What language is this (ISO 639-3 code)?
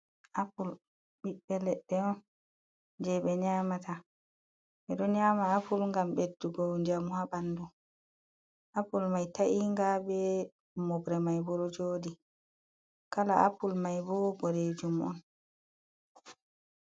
ful